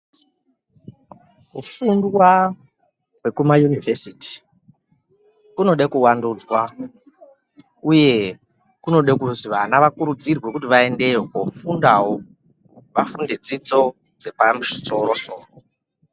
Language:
Ndau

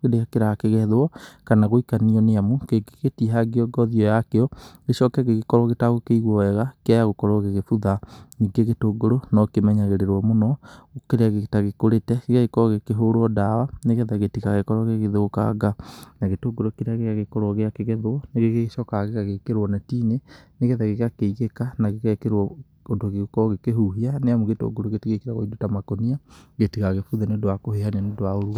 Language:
Kikuyu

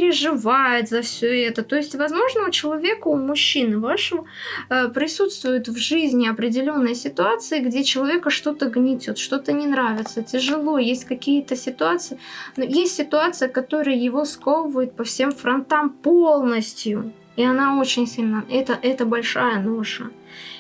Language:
Russian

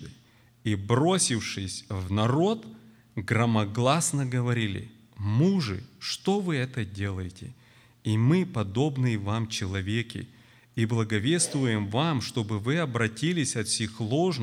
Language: Russian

